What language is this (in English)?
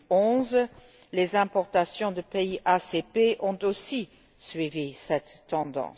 French